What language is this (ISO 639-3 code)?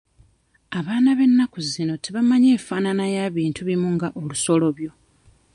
lug